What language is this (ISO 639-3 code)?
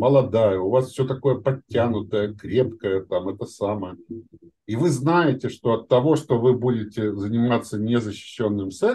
rus